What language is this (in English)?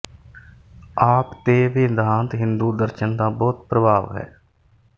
Punjabi